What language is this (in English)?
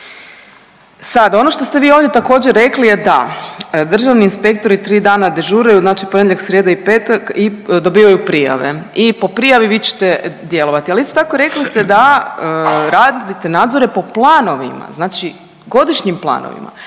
Croatian